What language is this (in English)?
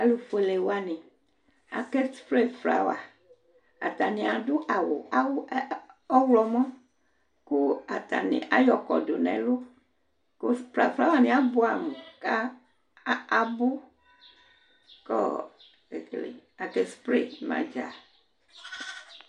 Ikposo